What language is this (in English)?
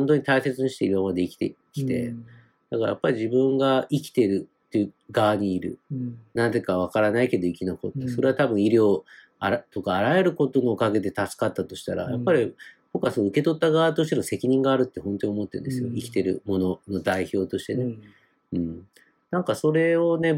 Japanese